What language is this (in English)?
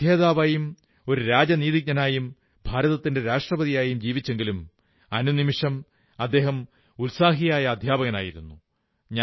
Malayalam